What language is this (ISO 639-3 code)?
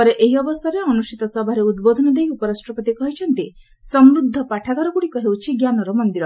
ori